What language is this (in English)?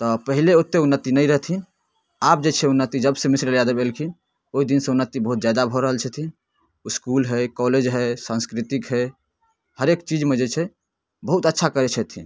Maithili